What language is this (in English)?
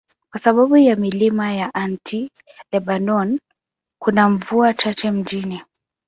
Swahili